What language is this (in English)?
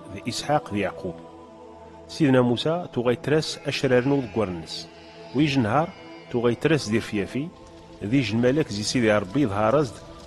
Arabic